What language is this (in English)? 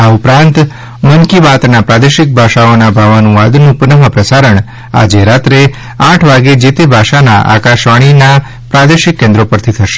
Gujarati